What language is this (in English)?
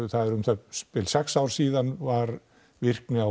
Icelandic